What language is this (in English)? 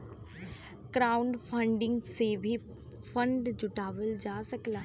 Bhojpuri